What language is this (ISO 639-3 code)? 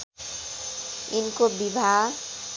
nep